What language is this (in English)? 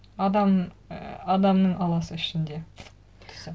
Kazakh